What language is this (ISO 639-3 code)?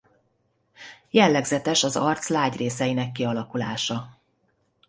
hun